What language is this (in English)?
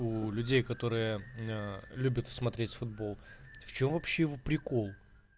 Russian